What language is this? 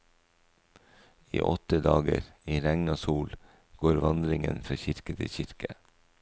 Norwegian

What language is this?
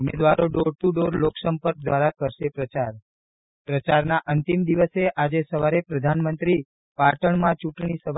Gujarati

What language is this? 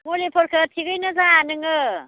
Bodo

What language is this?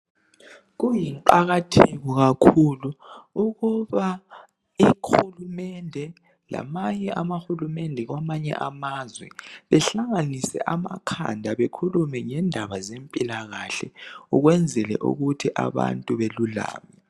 North Ndebele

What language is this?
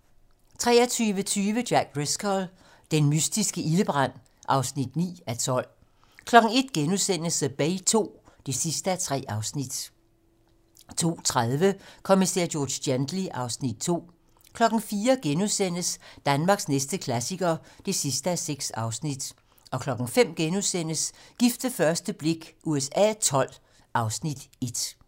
Danish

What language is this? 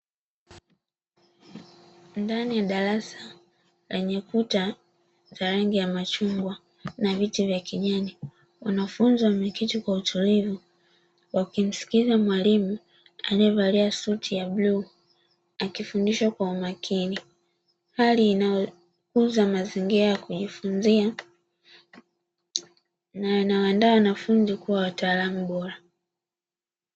Swahili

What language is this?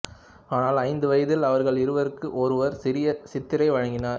Tamil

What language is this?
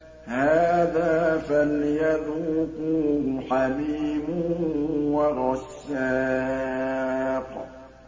Arabic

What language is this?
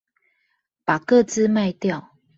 Chinese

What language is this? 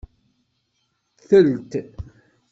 Kabyle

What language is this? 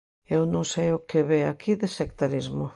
Galician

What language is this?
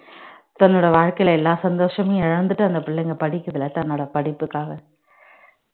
Tamil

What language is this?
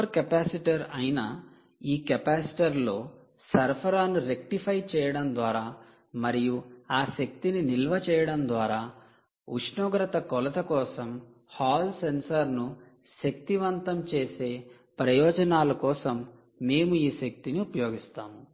Telugu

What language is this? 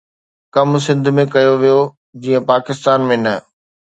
Sindhi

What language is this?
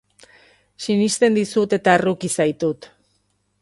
Basque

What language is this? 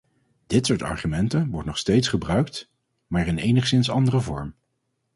Dutch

